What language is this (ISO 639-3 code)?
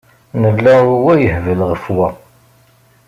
kab